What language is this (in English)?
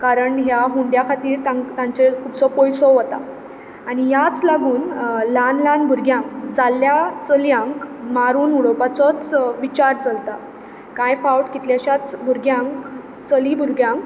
Konkani